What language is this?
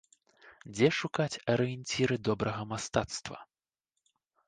Belarusian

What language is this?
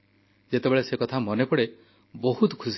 Odia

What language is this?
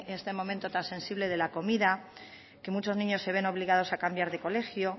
Spanish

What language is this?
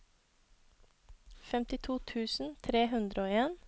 Norwegian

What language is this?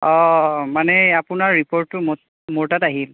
Assamese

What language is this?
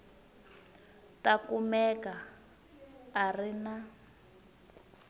Tsonga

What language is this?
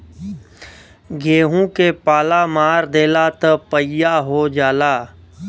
Bhojpuri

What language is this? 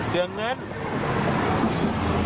Thai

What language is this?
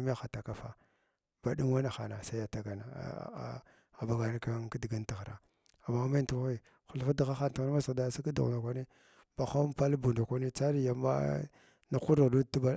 Glavda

